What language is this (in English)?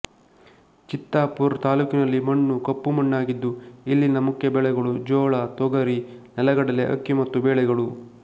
Kannada